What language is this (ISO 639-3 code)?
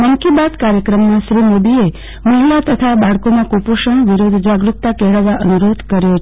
guj